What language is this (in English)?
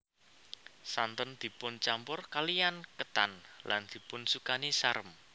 Javanese